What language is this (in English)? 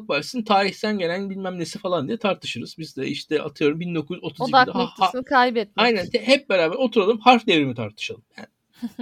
Turkish